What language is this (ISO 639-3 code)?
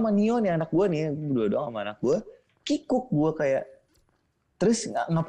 ind